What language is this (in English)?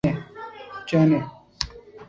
Urdu